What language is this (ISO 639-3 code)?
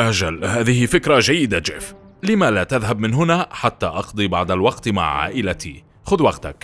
ara